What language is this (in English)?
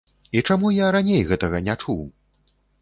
Belarusian